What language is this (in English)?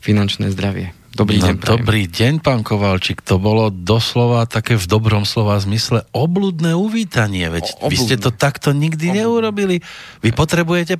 Slovak